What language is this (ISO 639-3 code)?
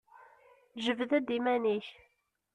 kab